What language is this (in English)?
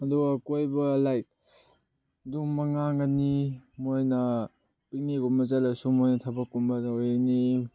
Manipuri